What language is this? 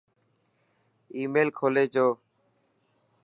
Dhatki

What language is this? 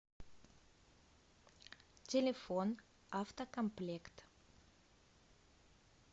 Russian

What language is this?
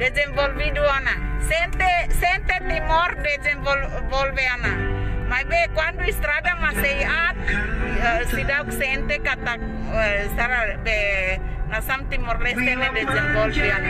Indonesian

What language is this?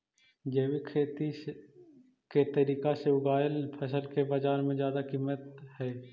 Magahi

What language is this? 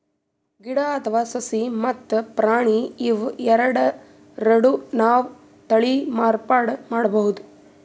Kannada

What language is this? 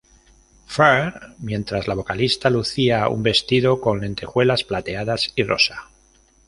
Spanish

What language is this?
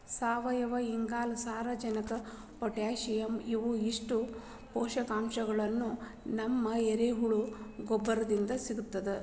Kannada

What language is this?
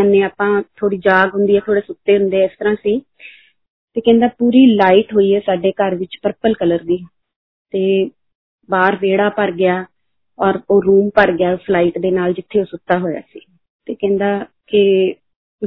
Hindi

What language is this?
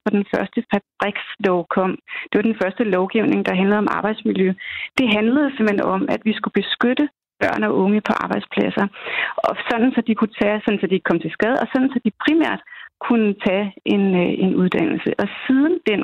Danish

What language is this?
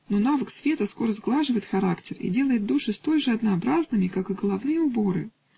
Russian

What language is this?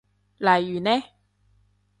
Cantonese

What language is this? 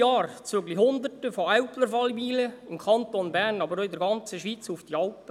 Swiss German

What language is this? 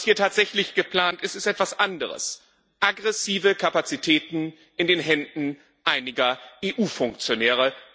German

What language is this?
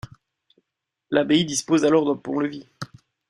French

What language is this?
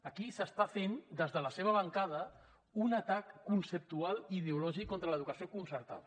Catalan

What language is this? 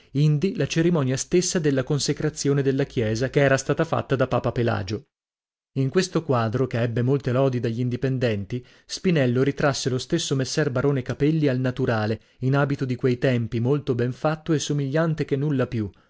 Italian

